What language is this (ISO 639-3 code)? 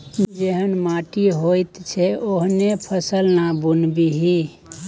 mai